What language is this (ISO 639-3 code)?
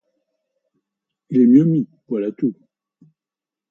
fra